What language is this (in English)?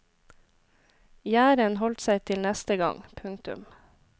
Norwegian